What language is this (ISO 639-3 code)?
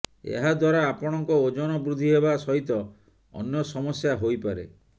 ori